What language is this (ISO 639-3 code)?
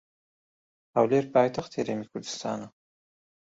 ckb